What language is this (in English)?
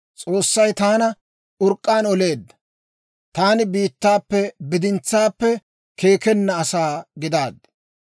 Dawro